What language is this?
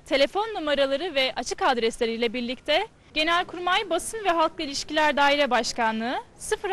Turkish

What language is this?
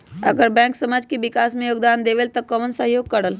Magahi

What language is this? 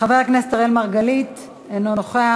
Hebrew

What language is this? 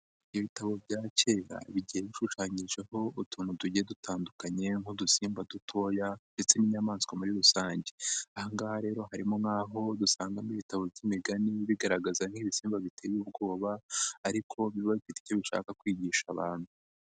Kinyarwanda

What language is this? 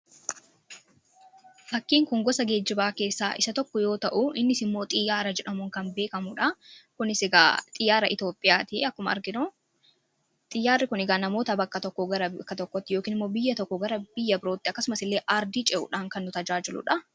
Oromo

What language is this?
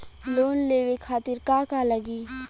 Bhojpuri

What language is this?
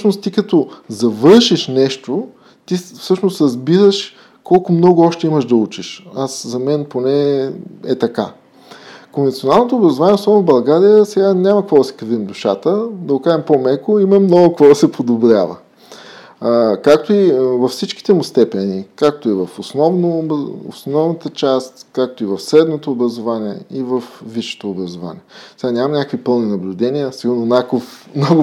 Bulgarian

